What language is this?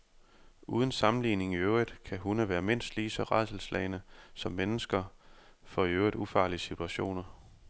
Danish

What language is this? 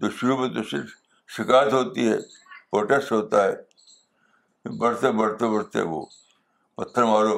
Urdu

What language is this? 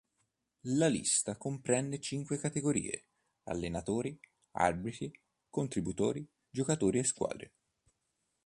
Italian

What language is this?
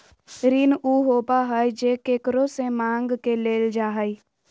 Magahi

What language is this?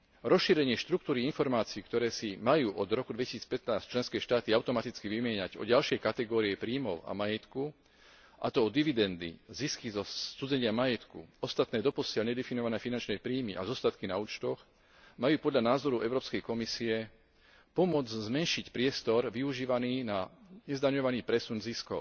Slovak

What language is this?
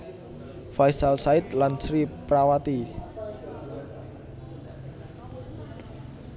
Javanese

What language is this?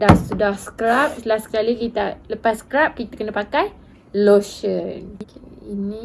Malay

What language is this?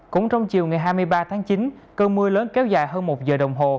Vietnamese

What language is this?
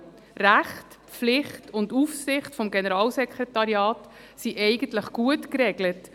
Swiss German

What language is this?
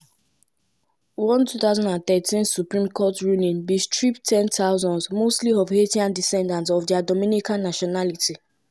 Nigerian Pidgin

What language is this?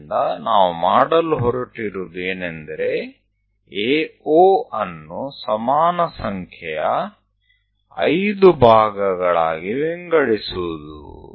Kannada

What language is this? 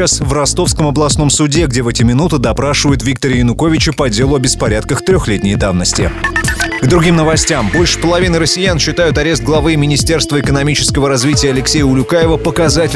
Russian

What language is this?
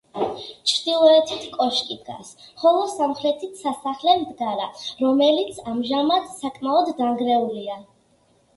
Georgian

